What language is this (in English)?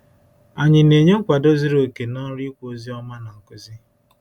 Igbo